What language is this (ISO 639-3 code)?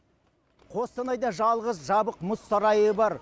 kaz